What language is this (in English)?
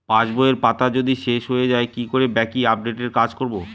Bangla